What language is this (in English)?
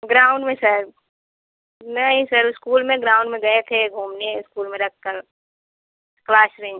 Hindi